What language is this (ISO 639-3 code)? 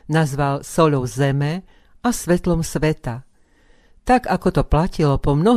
slk